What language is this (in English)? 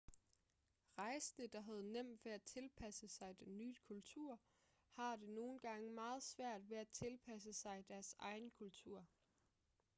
Danish